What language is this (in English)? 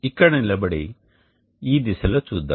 Telugu